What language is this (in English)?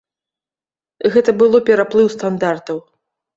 Belarusian